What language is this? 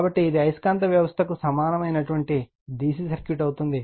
Telugu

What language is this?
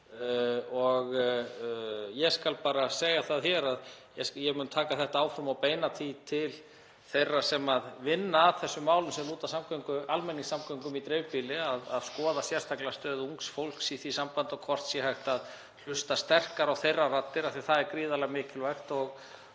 Icelandic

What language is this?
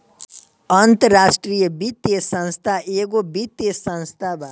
Bhojpuri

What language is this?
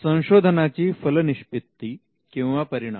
Marathi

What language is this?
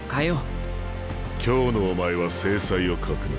Japanese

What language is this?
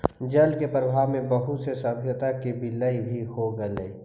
Magahi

